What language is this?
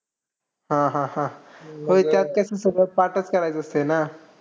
Marathi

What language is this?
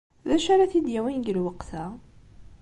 Kabyle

